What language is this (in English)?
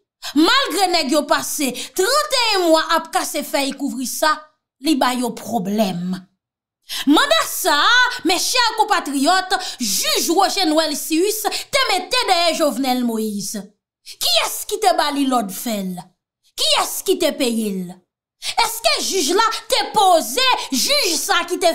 French